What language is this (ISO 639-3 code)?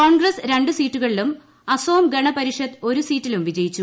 mal